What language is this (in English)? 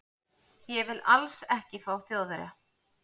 Icelandic